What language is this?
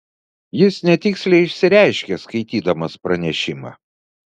Lithuanian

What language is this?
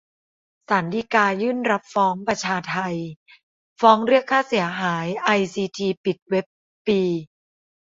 Thai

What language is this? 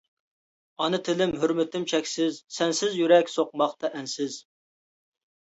Uyghur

